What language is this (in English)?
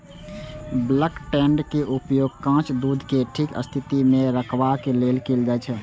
Maithili